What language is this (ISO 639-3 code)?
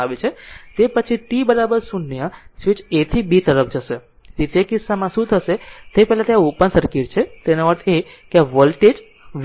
guj